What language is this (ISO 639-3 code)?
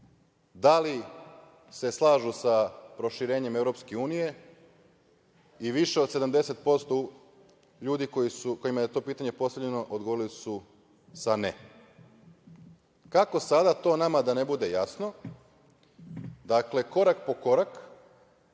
srp